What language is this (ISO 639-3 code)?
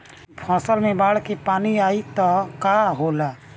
bho